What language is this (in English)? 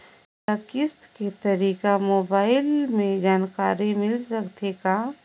Chhattisgarhi